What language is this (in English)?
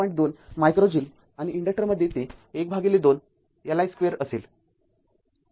Marathi